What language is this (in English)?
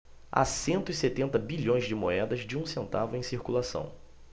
Portuguese